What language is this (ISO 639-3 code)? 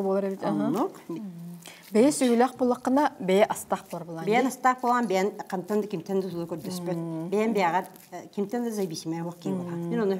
ara